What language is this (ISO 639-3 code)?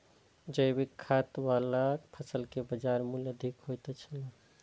mai